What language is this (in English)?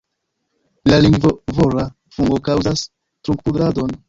Esperanto